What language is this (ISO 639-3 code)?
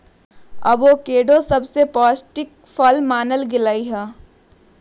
mag